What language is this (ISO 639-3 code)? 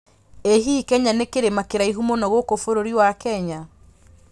kik